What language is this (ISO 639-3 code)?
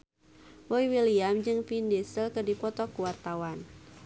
sun